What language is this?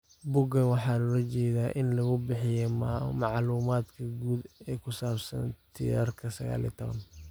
Somali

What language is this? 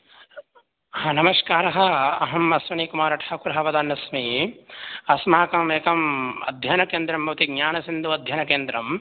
Sanskrit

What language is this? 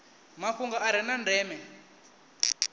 Venda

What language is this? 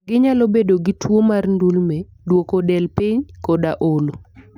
Luo (Kenya and Tanzania)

